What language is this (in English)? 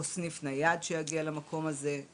Hebrew